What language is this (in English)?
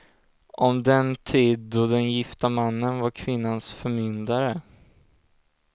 Swedish